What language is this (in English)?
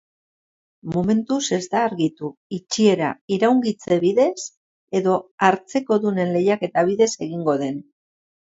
Basque